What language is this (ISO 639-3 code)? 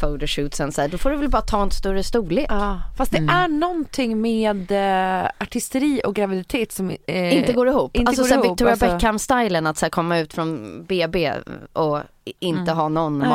swe